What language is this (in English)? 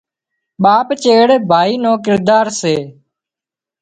Wadiyara Koli